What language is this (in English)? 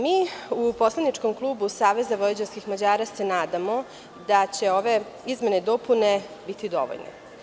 Serbian